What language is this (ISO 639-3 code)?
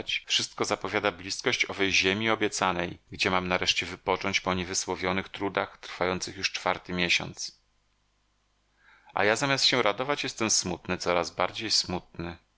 pol